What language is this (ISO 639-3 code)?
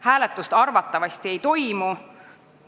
est